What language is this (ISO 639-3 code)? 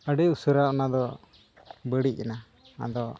sat